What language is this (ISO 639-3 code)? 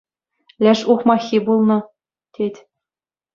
chv